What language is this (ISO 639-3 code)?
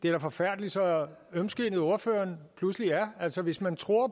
dan